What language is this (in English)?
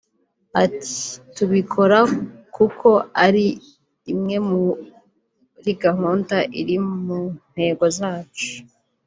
Kinyarwanda